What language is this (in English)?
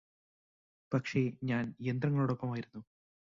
Malayalam